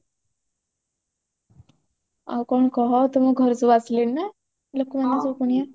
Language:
Odia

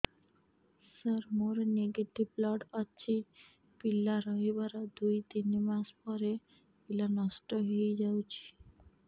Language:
Odia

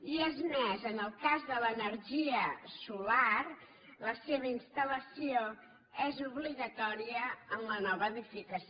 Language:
Catalan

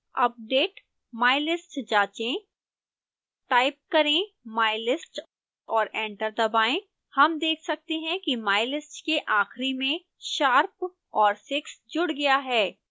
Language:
Hindi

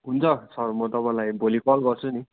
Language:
Nepali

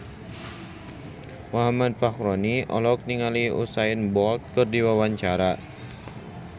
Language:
Sundanese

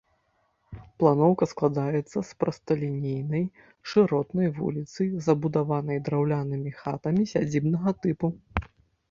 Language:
Belarusian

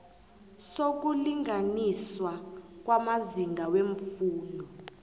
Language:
South Ndebele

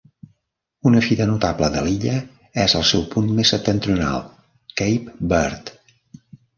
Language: Catalan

